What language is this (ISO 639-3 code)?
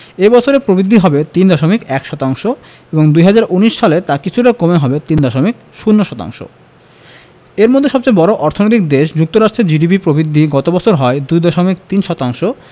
ben